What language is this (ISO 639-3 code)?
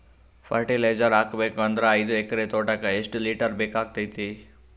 kan